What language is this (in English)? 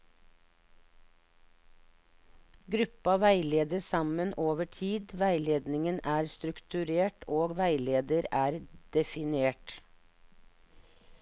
Norwegian